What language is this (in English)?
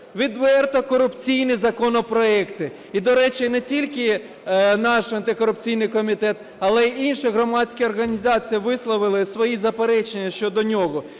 Ukrainian